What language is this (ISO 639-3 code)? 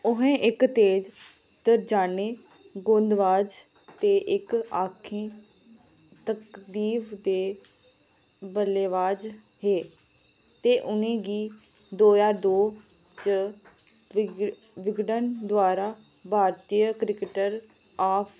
doi